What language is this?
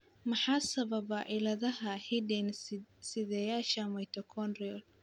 Somali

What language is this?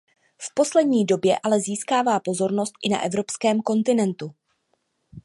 Czech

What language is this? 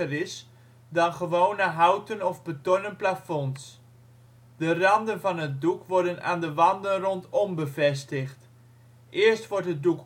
Dutch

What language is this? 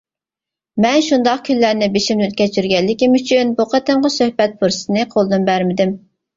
Uyghur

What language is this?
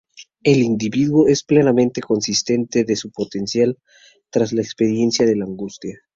Spanish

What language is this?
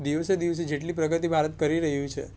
Gujarati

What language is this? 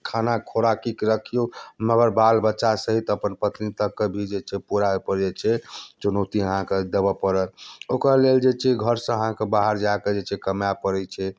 Maithili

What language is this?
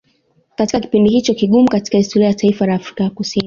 Swahili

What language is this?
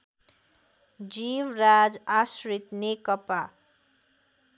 Nepali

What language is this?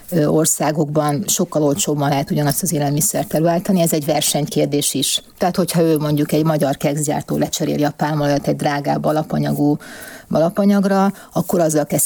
Hungarian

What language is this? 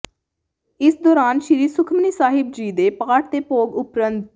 Punjabi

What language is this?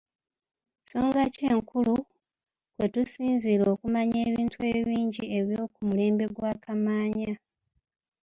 Ganda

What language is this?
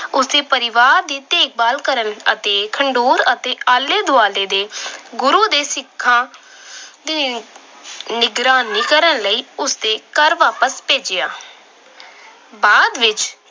Punjabi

